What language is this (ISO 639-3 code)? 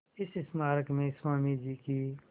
hin